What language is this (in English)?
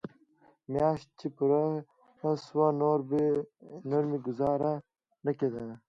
Pashto